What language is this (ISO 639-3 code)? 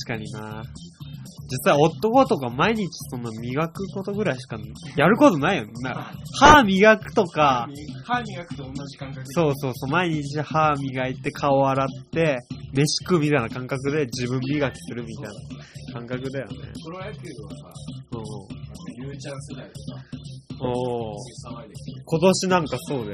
jpn